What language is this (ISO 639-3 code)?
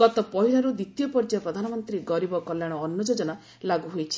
ori